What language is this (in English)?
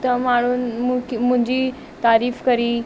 Sindhi